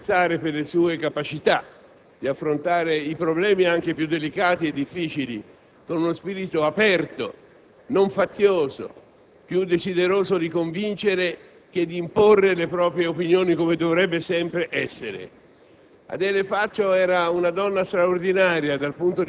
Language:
Italian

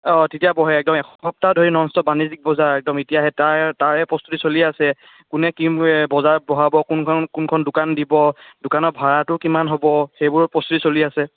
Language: Assamese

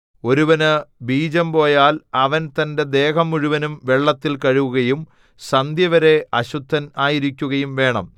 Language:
Malayalam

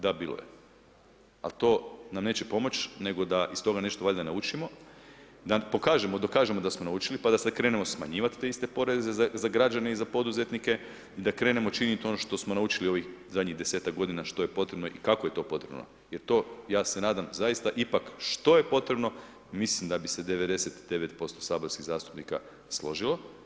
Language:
Croatian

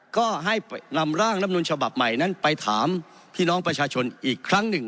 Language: Thai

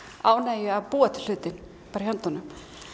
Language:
Icelandic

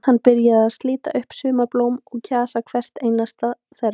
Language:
Icelandic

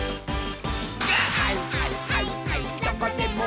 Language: Japanese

